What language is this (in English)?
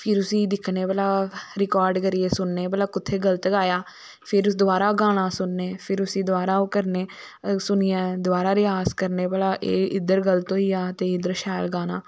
Dogri